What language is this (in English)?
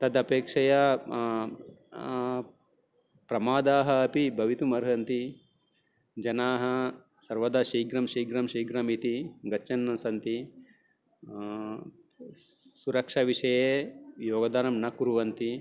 Sanskrit